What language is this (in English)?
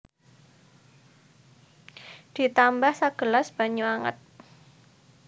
Javanese